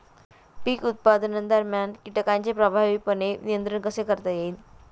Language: Marathi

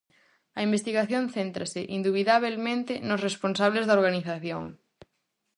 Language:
Galician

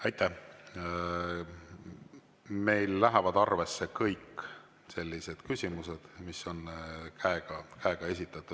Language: Estonian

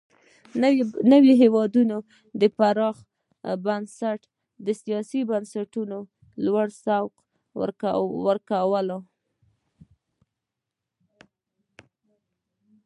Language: Pashto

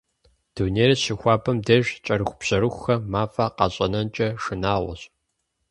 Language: Kabardian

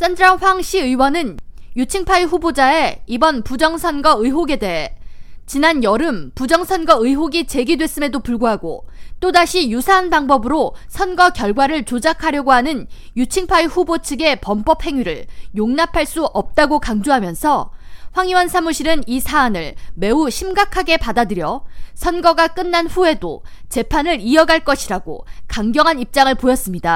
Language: Korean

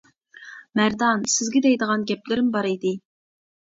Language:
Uyghur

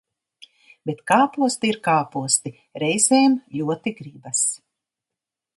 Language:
Latvian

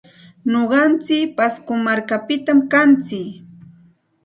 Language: Santa Ana de Tusi Pasco Quechua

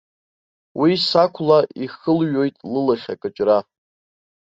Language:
Abkhazian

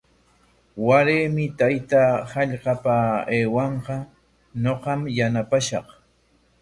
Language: Corongo Ancash Quechua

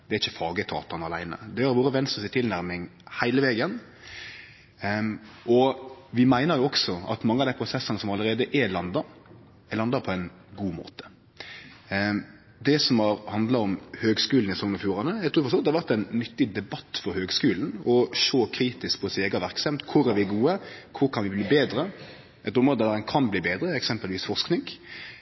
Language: Norwegian Nynorsk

